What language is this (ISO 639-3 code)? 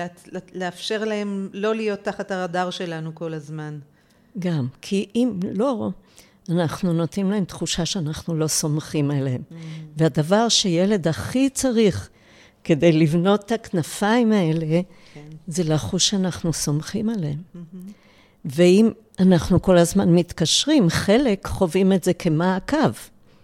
heb